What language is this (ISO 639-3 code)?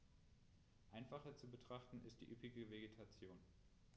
deu